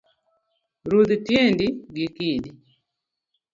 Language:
Luo (Kenya and Tanzania)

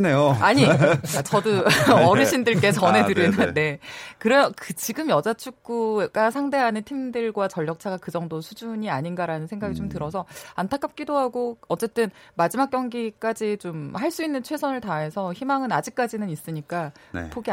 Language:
Korean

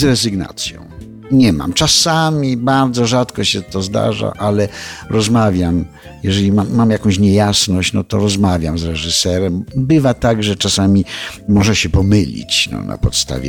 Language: Polish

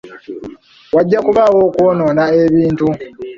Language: Ganda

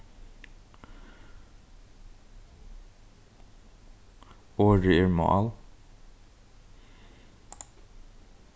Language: Faroese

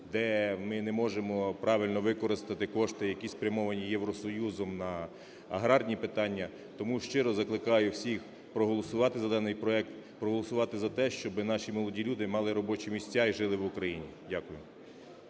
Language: Ukrainian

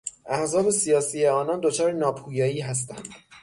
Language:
Persian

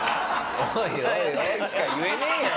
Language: Japanese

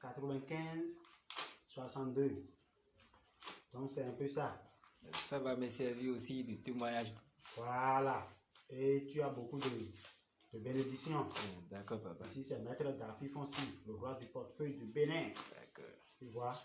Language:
French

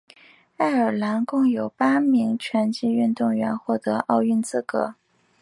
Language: Chinese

